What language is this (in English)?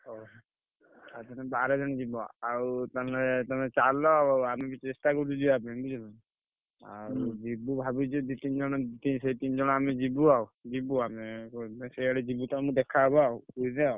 Odia